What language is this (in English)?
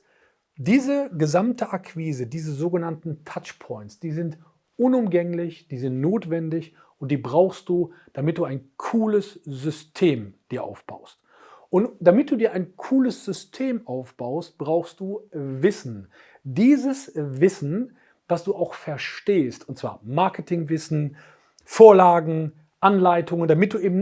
German